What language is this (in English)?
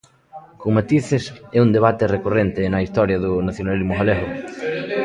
Galician